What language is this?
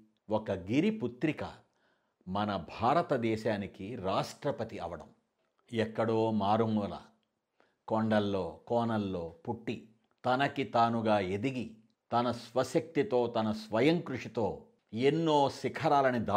Telugu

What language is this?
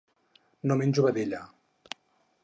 Catalan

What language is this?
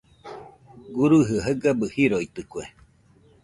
Nüpode Huitoto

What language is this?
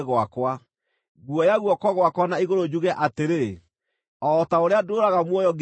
Kikuyu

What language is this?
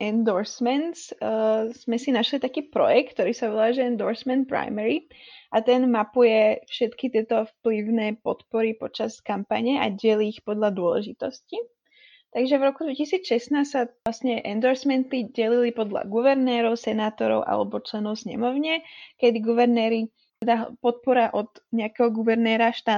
Slovak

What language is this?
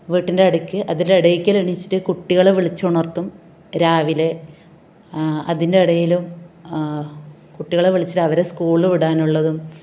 Malayalam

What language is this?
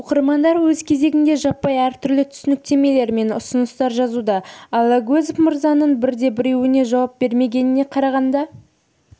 Kazakh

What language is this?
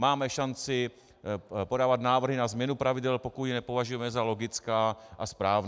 Czech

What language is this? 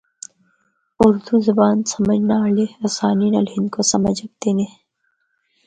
Northern Hindko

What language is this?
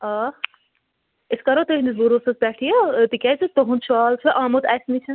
Kashmiri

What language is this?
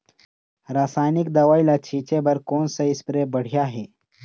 Chhattisgarhi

